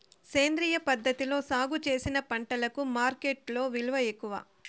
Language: Telugu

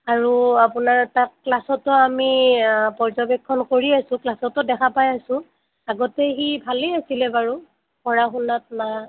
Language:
Assamese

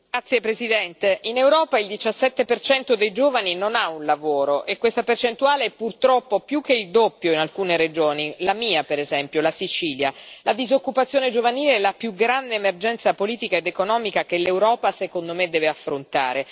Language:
Italian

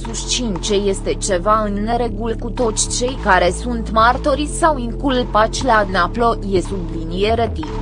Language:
Romanian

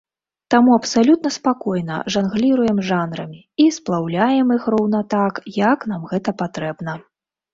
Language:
Belarusian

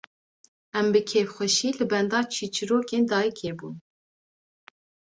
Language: Kurdish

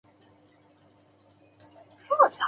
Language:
Chinese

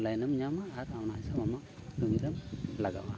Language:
Santali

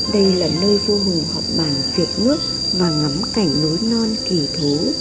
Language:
Vietnamese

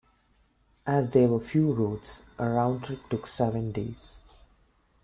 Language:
English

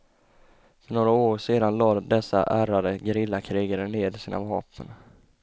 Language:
Swedish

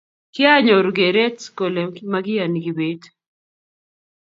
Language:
Kalenjin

